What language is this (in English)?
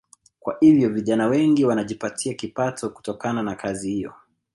Swahili